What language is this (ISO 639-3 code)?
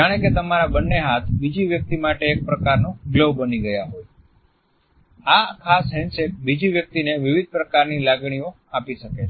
guj